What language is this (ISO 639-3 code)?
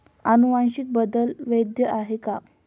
mar